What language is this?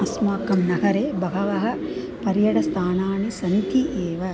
Sanskrit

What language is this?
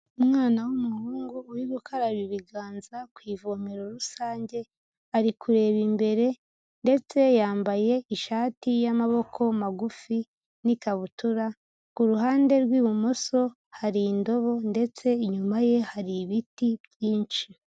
Kinyarwanda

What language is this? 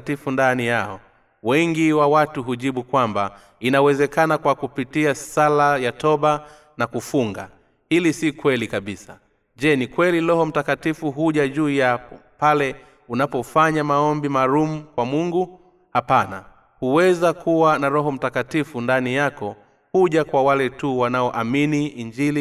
Swahili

